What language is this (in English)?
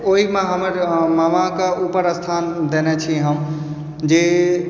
Maithili